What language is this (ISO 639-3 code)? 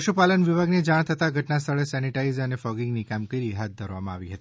guj